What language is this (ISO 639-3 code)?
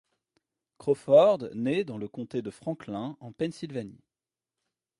fra